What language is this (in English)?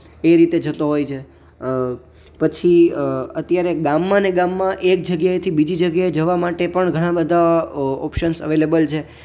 Gujarati